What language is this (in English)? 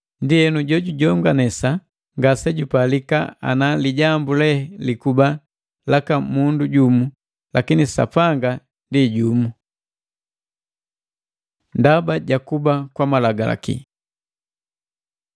Matengo